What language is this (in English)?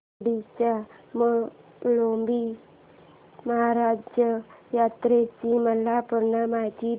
Marathi